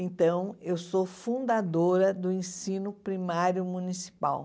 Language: Portuguese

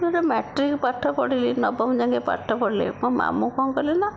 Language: Odia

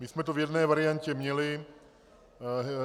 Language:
Czech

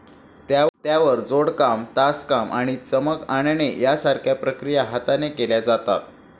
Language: Marathi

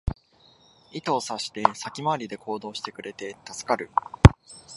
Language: Japanese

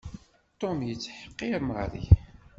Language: Kabyle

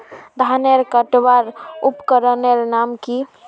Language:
Magahi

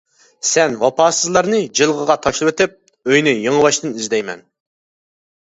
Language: Uyghur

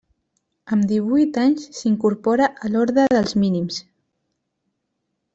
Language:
Catalan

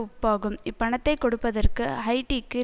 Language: Tamil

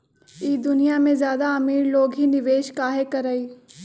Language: Magahi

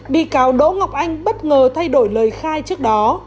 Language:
Vietnamese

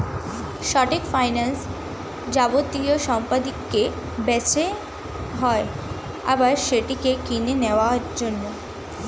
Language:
Bangla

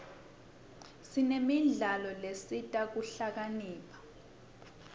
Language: Swati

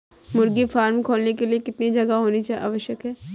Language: Hindi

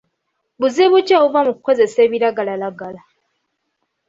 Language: Ganda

